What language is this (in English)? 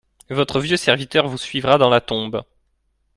French